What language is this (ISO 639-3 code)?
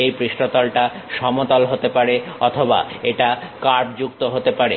ben